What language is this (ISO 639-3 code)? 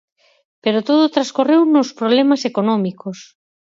glg